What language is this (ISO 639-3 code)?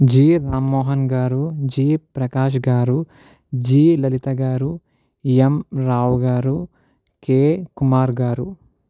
tel